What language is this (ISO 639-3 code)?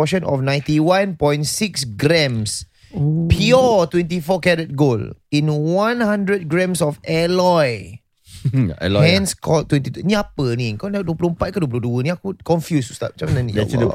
msa